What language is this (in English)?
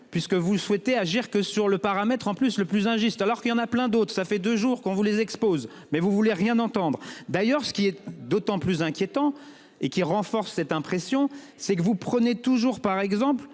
French